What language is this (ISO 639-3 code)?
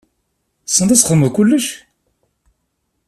kab